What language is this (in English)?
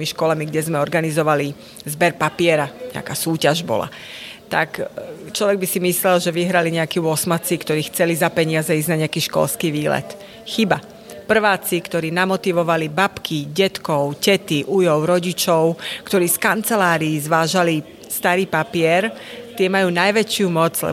Slovak